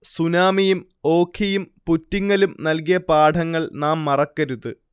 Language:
Malayalam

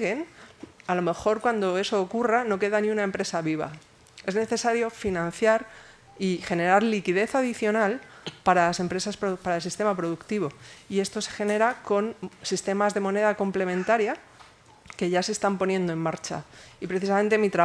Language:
Spanish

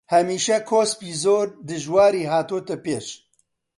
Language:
Central Kurdish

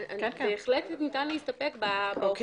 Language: Hebrew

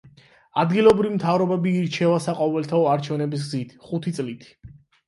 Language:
Georgian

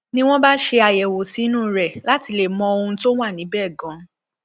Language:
Yoruba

